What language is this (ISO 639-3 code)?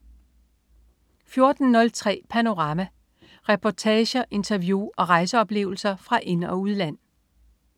dan